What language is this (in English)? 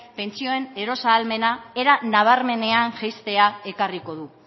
Basque